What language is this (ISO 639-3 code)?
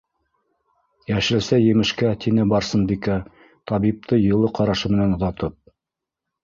bak